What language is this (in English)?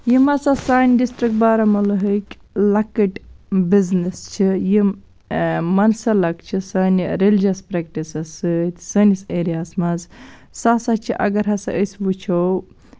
Kashmiri